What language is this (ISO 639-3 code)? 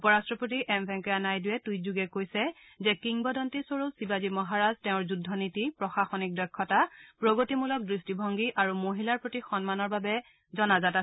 asm